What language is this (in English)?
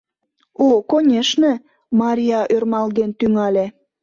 Mari